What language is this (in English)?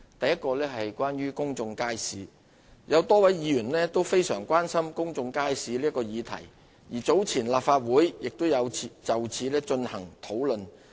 Cantonese